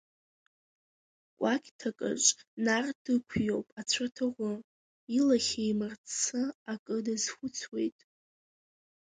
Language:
Abkhazian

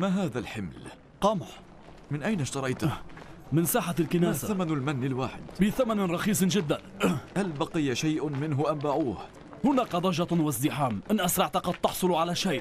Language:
Arabic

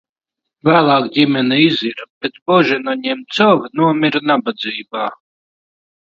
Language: Latvian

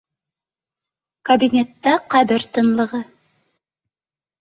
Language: Bashkir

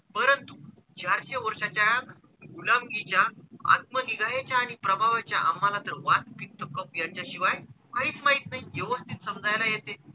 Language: Marathi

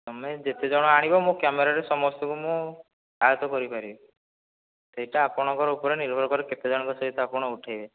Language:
Odia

